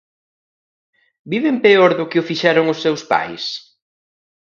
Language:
Galician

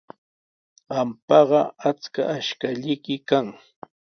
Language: Sihuas Ancash Quechua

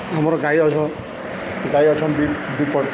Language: Odia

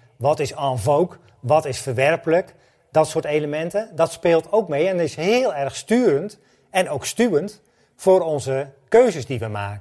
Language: Dutch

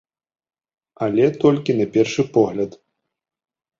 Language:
Belarusian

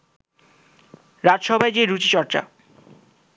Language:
Bangla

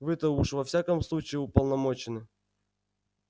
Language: Russian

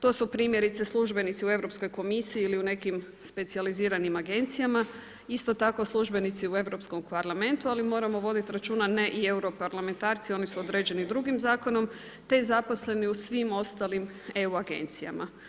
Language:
Croatian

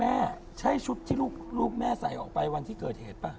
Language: Thai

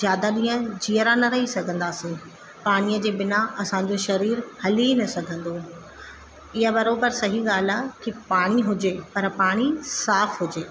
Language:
Sindhi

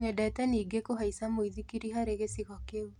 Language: Kikuyu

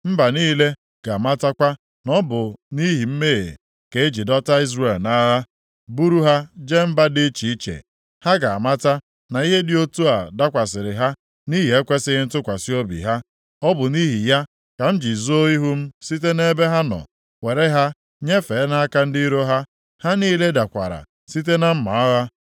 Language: Igbo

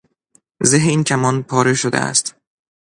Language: Persian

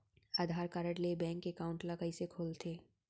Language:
Chhattisgarhi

